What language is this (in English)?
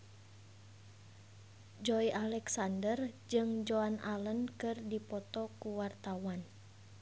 Sundanese